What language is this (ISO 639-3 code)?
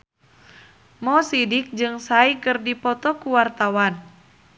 sun